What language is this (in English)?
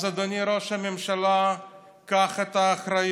Hebrew